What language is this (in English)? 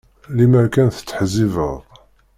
Kabyle